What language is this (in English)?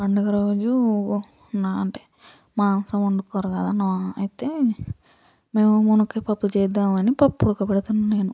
Telugu